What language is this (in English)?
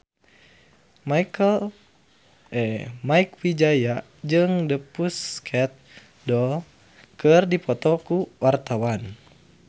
Sundanese